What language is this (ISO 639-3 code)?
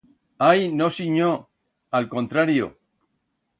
arg